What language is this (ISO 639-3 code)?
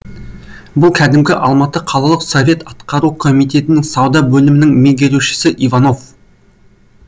kaz